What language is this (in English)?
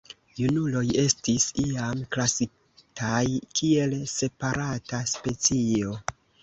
Esperanto